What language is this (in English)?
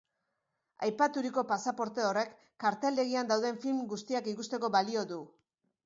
Basque